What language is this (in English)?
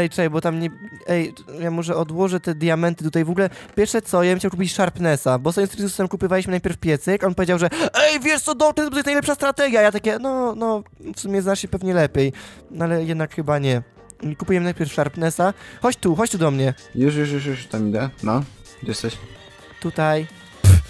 Polish